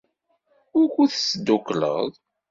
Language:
Kabyle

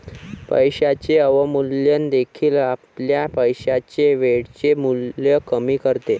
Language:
Marathi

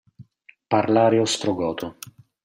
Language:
Italian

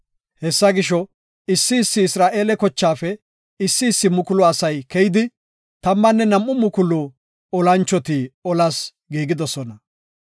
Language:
Gofa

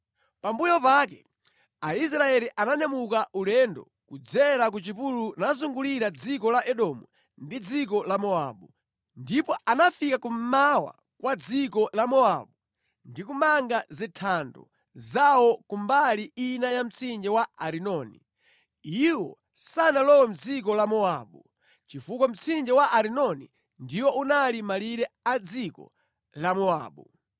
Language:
Nyanja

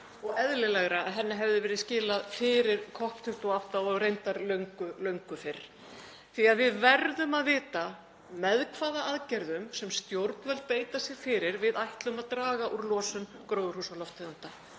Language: Icelandic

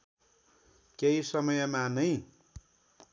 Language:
Nepali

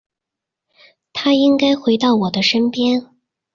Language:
Chinese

